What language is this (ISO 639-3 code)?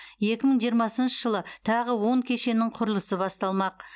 kaz